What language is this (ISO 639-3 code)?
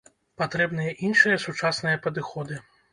bel